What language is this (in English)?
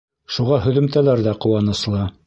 Bashkir